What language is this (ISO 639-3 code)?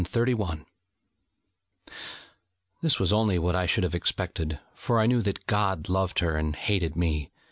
eng